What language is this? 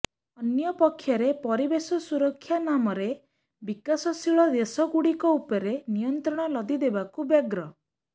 Odia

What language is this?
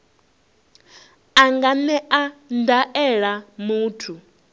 Venda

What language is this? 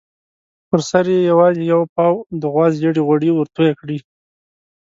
Pashto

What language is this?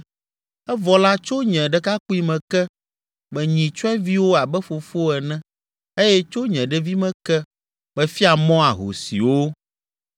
Ewe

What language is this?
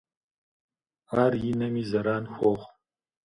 Kabardian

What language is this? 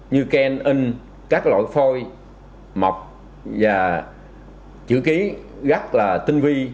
Vietnamese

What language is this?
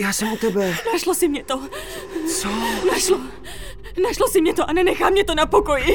Czech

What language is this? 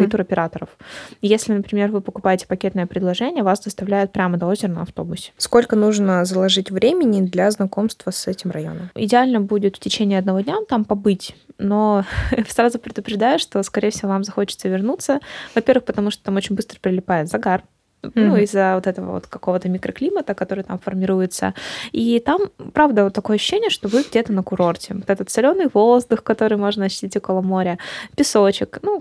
Russian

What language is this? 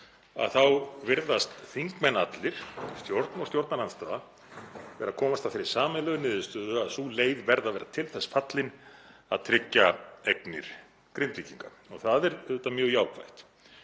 Icelandic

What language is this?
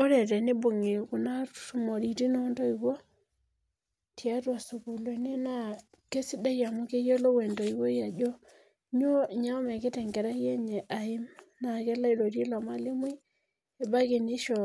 Masai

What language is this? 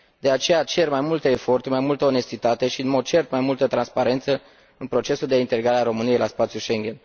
Romanian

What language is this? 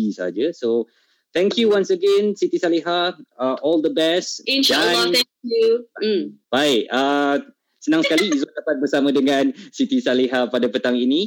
Malay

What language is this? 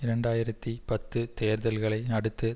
Tamil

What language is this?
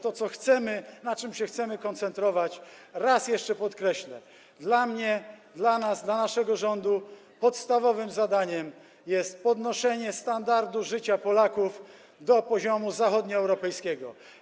Polish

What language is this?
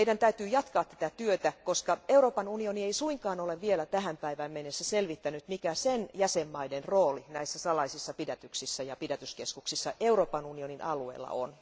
Finnish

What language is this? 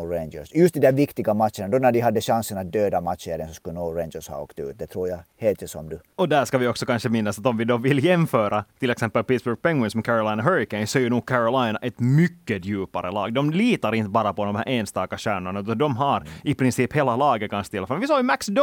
Swedish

